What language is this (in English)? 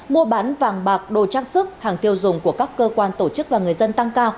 Vietnamese